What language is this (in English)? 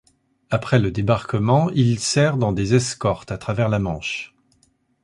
French